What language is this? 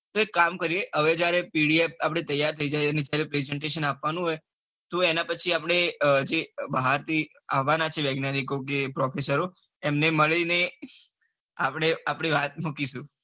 Gujarati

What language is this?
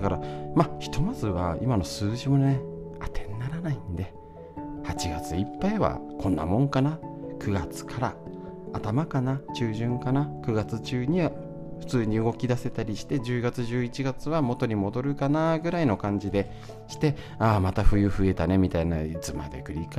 Japanese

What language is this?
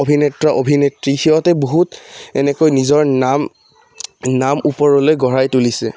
Assamese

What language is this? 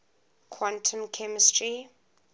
English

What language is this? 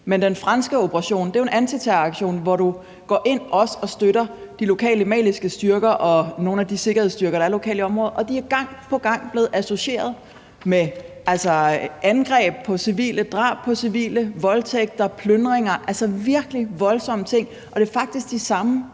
Danish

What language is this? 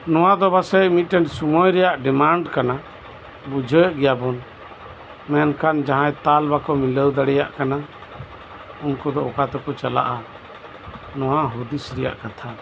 Santali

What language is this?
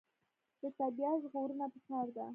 Pashto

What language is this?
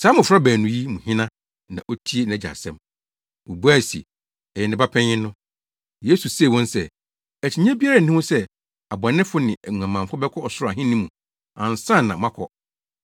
Akan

